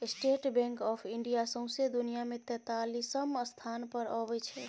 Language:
Maithili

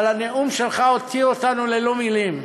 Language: Hebrew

